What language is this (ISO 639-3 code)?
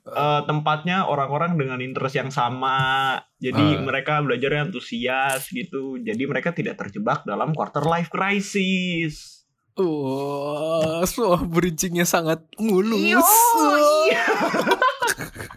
ind